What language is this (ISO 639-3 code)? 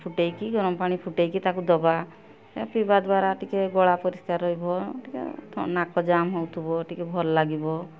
ori